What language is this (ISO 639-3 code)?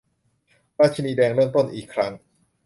tha